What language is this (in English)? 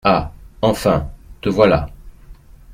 French